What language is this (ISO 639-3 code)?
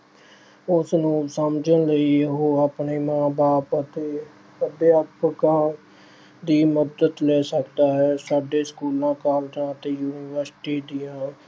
pan